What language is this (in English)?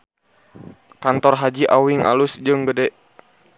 Sundanese